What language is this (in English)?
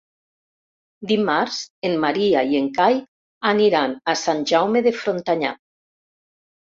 Catalan